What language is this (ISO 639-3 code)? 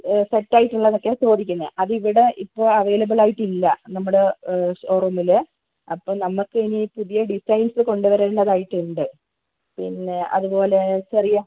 mal